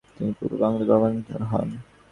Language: Bangla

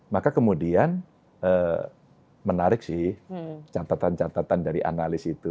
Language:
Indonesian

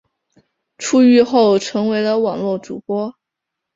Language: Chinese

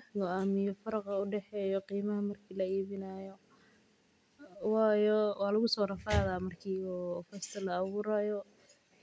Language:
Somali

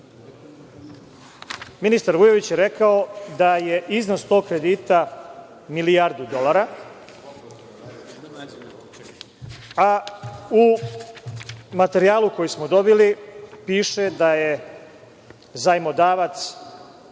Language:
Serbian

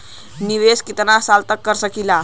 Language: Bhojpuri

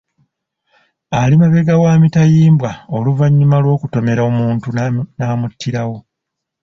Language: Ganda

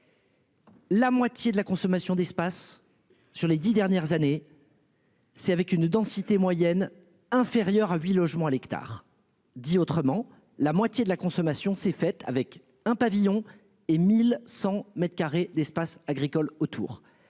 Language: French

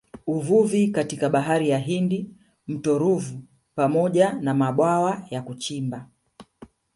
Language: Swahili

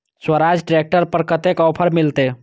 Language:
Maithili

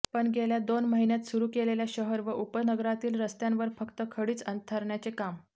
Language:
Marathi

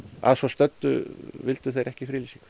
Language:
Icelandic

